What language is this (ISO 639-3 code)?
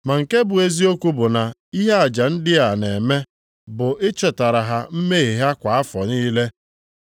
ibo